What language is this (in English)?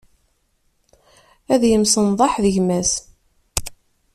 Kabyle